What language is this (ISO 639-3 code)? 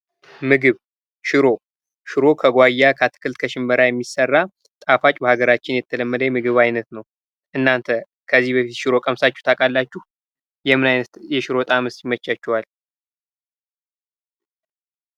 amh